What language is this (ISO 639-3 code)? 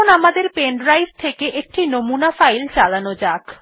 ben